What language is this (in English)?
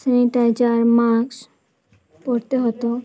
Bangla